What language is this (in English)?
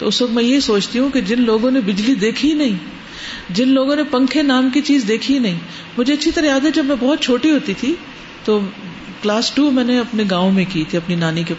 Urdu